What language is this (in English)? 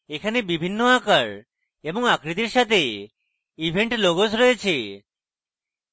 Bangla